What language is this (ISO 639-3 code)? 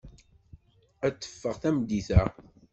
kab